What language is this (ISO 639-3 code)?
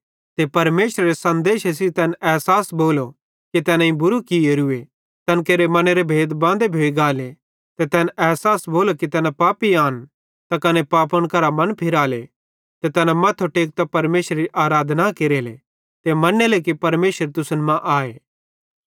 bhd